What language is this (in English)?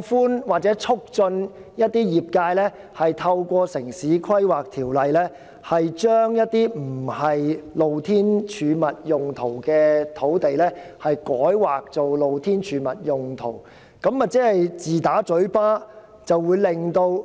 Cantonese